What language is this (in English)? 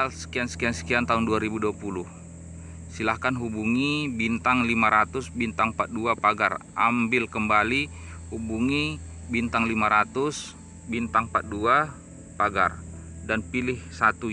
Indonesian